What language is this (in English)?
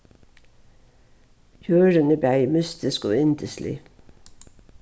Faroese